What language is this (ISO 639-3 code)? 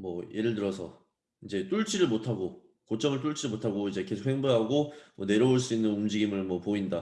kor